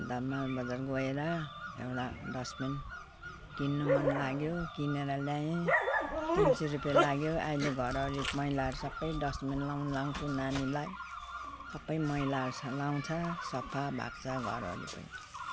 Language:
Nepali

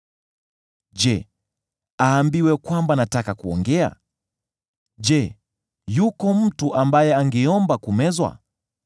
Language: Swahili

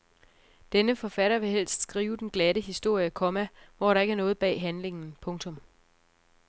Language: Danish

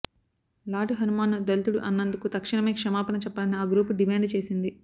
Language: Telugu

